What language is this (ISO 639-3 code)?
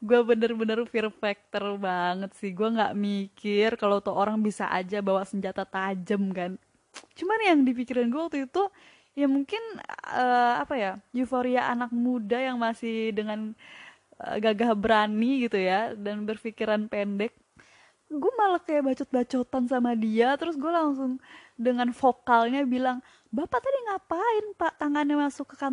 ind